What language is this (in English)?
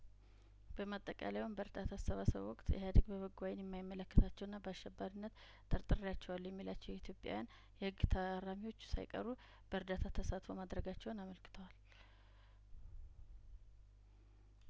Amharic